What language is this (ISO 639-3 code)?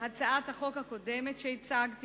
heb